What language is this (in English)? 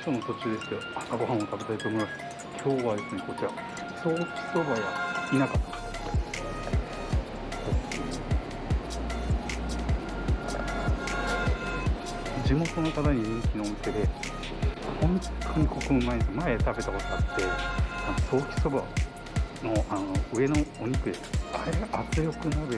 Japanese